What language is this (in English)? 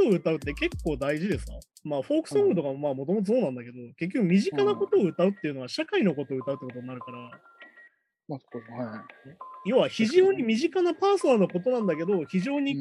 Japanese